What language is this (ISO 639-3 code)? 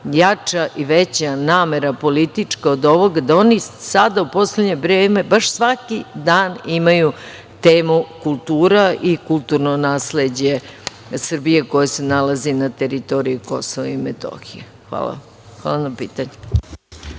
srp